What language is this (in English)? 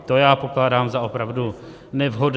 Czech